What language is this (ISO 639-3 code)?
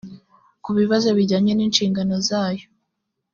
kin